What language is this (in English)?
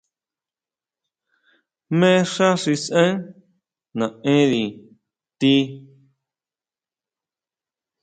Huautla Mazatec